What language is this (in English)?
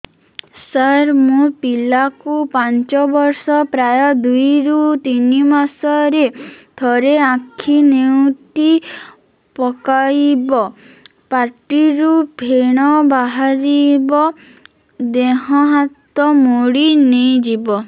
Odia